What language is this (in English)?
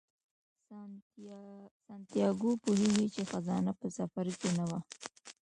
Pashto